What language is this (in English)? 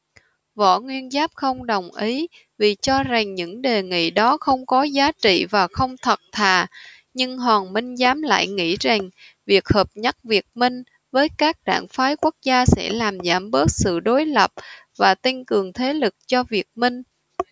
Vietnamese